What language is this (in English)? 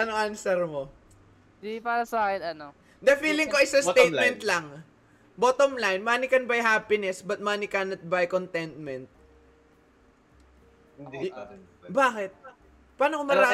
Filipino